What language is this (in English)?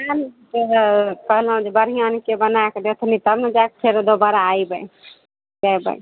Maithili